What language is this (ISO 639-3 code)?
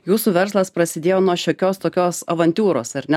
lit